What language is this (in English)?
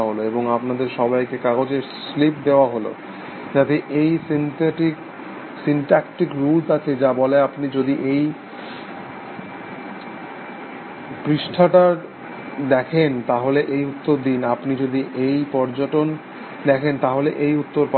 Bangla